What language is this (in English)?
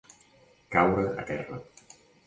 Catalan